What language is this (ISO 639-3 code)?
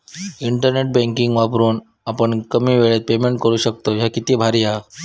mar